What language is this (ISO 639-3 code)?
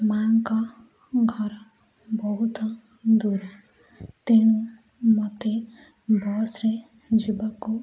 ori